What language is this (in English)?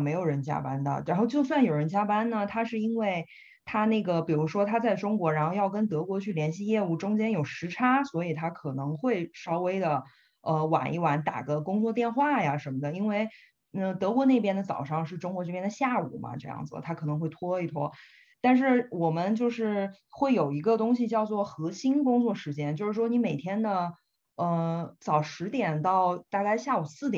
Chinese